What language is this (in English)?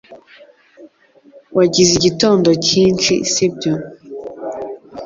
Kinyarwanda